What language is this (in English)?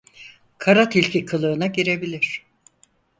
Turkish